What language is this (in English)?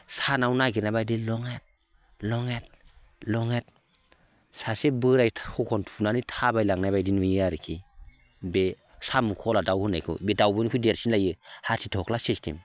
Bodo